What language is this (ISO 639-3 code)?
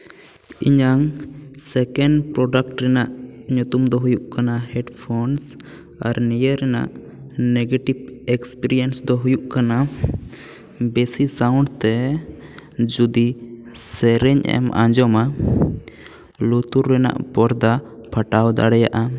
sat